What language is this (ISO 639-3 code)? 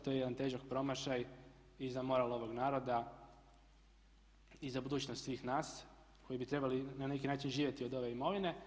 hrv